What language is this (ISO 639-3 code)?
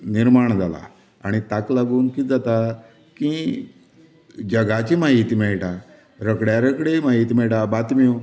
kok